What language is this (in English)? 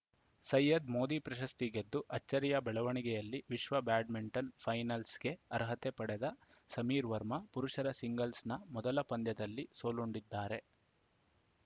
Kannada